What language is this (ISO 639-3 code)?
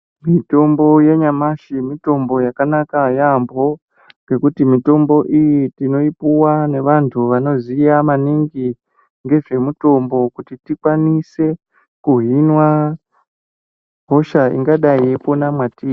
ndc